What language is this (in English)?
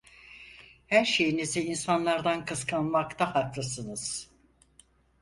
Turkish